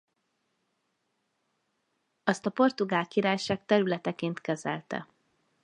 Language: Hungarian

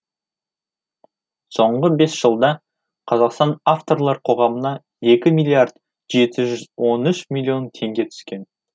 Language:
Kazakh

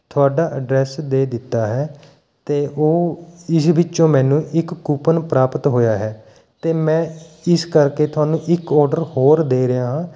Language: Punjabi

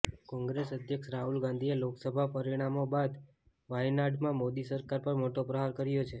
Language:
Gujarati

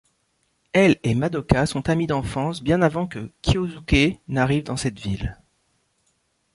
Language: French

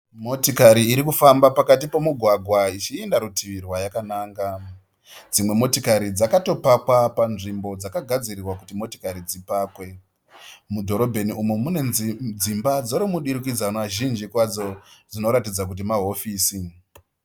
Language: Shona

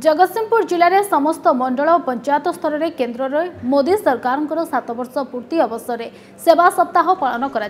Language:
Hindi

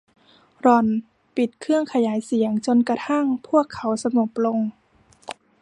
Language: Thai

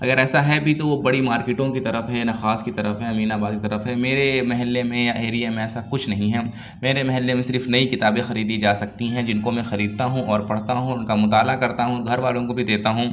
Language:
Urdu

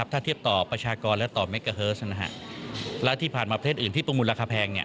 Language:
Thai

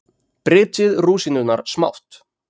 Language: Icelandic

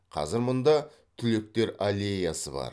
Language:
Kazakh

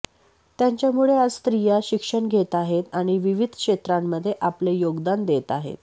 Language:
Marathi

